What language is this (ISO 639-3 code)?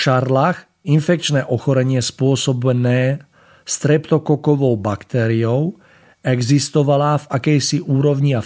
slk